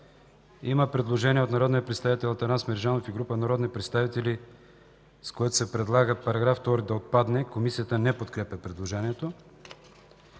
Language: Bulgarian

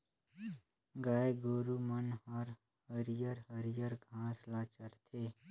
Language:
Chhattisgarhi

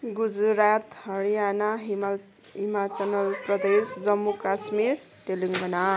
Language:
Nepali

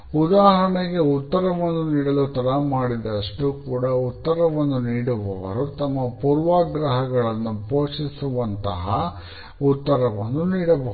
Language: Kannada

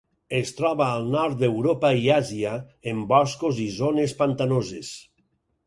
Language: Catalan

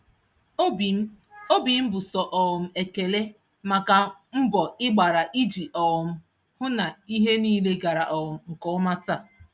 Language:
Igbo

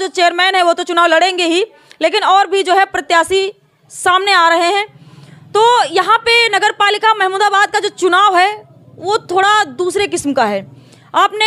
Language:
Hindi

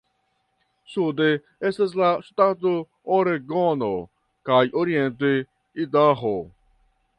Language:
Esperanto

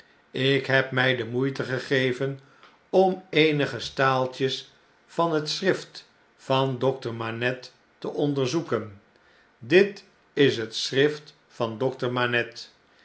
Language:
Dutch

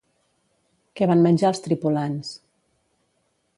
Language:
Catalan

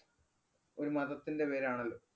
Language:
Malayalam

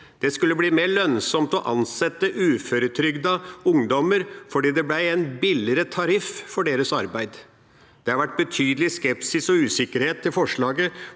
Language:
Norwegian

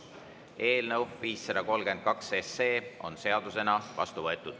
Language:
Estonian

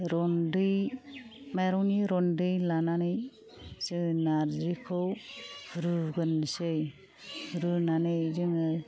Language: Bodo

